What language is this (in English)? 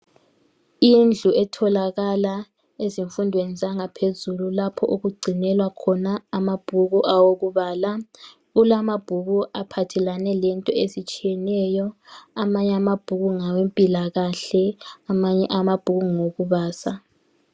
North Ndebele